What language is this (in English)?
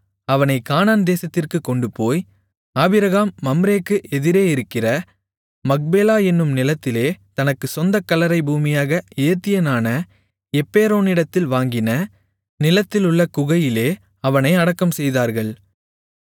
Tamil